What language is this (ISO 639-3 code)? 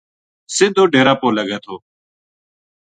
gju